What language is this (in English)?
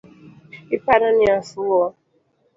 Luo (Kenya and Tanzania)